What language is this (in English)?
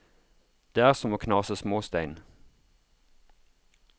Norwegian